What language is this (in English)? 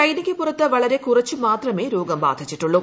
Malayalam